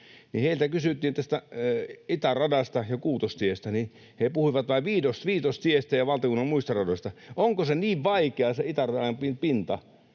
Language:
Finnish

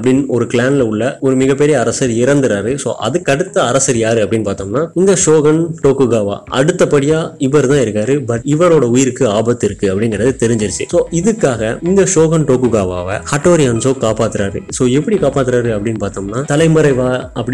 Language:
Tamil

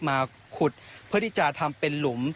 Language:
Thai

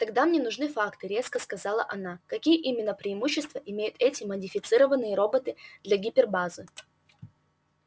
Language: Russian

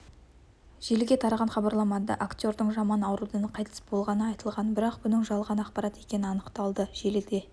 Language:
Kazakh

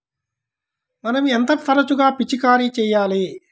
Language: Telugu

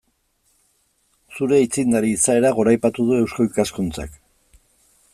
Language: Basque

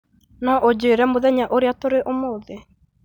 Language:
Kikuyu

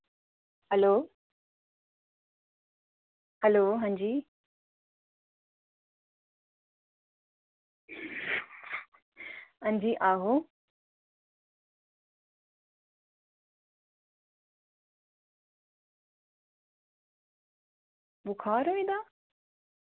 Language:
Dogri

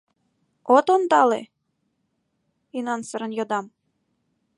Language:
Mari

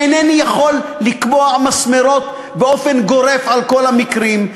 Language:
Hebrew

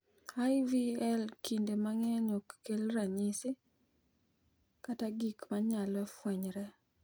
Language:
Luo (Kenya and Tanzania)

